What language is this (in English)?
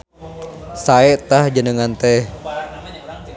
Sundanese